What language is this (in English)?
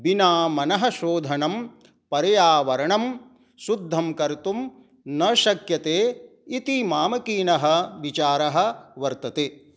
Sanskrit